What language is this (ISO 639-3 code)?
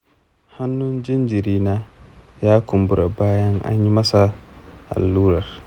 hau